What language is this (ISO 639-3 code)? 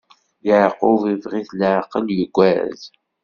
kab